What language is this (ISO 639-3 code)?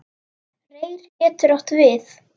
isl